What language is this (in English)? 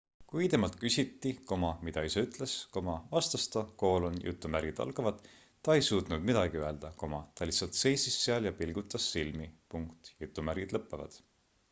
Estonian